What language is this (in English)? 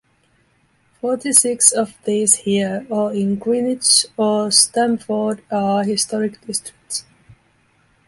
English